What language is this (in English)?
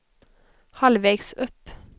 Swedish